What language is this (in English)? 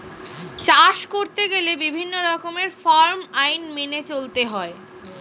Bangla